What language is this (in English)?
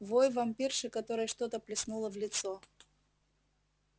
Russian